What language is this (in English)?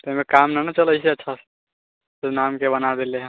Maithili